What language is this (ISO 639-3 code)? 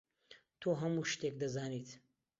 ckb